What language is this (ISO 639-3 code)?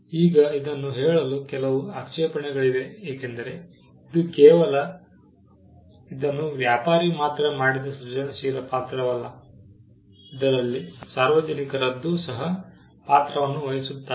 kan